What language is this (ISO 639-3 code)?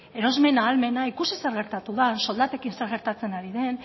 eus